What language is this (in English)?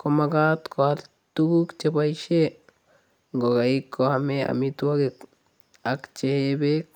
Kalenjin